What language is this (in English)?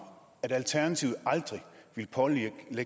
Danish